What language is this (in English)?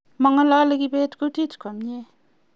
Kalenjin